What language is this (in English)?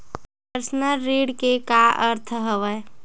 Chhattisgarhi